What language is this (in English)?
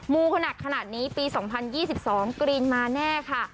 Thai